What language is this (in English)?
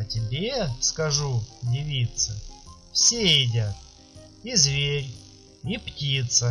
Russian